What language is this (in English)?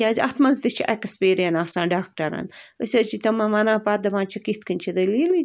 Kashmiri